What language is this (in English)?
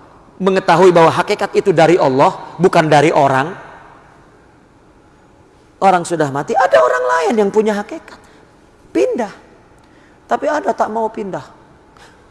Indonesian